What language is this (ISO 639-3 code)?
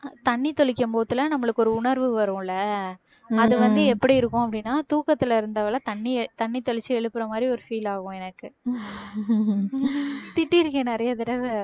tam